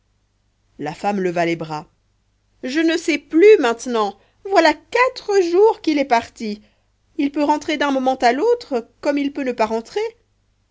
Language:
French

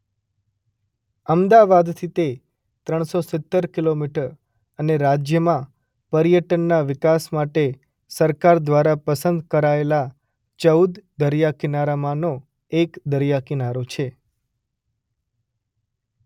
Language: Gujarati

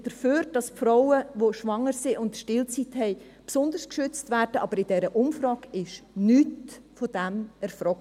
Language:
Swiss German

